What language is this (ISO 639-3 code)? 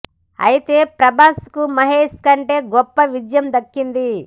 tel